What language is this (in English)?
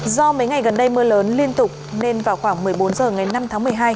Vietnamese